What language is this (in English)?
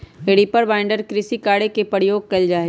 Magahi